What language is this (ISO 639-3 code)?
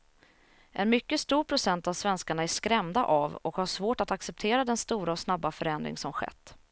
swe